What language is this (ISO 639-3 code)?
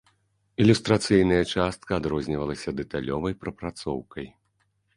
bel